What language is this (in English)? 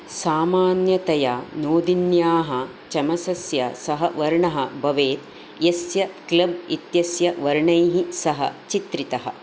Sanskrit